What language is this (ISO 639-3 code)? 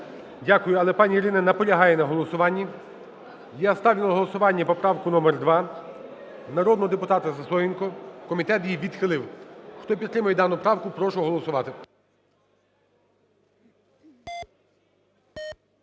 ukr